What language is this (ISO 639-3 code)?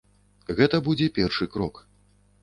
bel